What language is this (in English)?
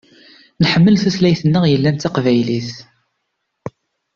Kabyle